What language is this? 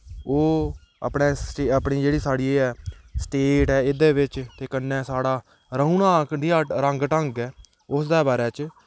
Dogri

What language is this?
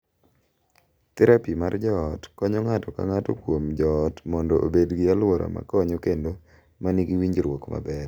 Luo (Kenya and Tanzania)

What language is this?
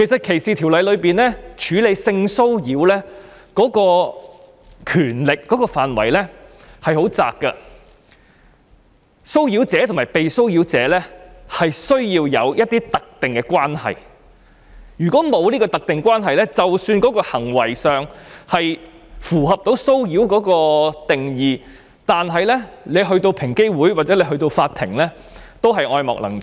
Cantonese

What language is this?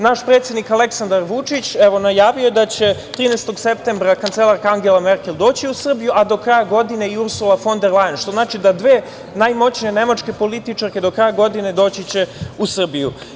Serbian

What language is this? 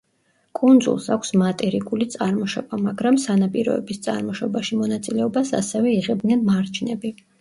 Georgian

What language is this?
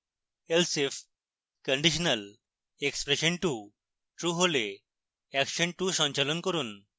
Bangla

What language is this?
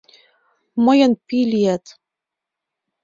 Mari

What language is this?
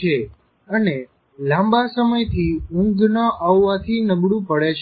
Gujarati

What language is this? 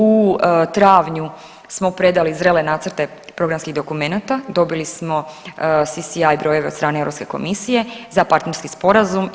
Croatian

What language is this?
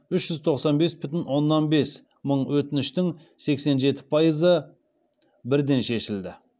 Kazakh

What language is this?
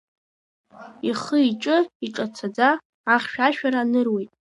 Abkhazian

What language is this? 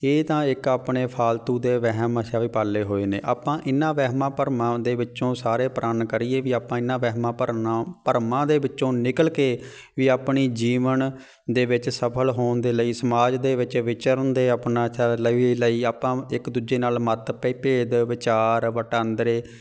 Punjabi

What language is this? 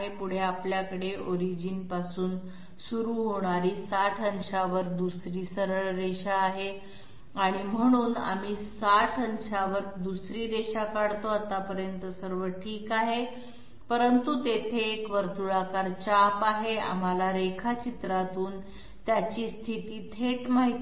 Marathi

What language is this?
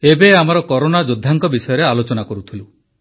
Odia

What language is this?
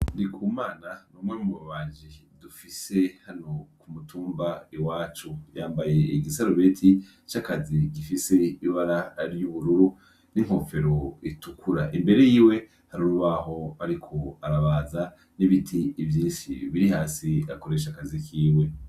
Rundi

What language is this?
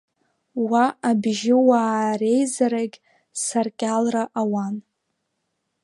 Abkhazian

